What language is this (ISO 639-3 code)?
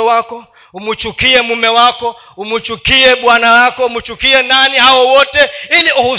swa